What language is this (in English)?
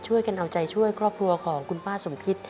Thai